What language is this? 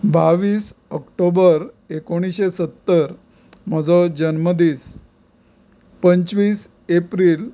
Konkani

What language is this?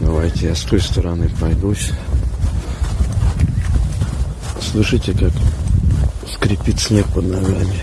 Russian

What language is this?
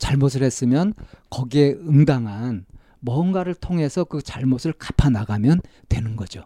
Korean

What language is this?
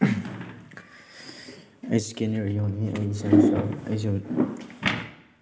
Manipuri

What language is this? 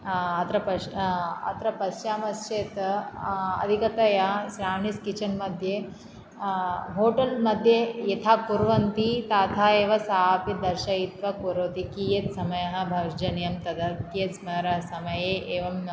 Sanskrit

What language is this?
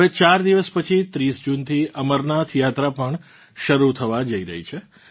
Gujarati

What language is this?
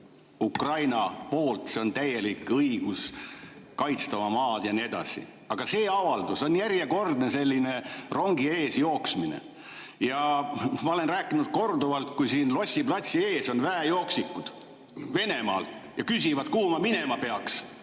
Estonian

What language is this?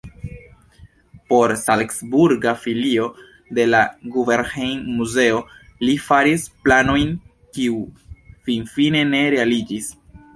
Esperanto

